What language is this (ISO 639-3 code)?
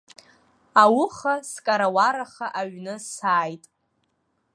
abk